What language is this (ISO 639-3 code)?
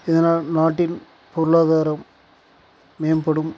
tam